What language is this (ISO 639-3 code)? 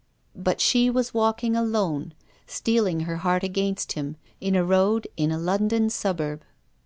eng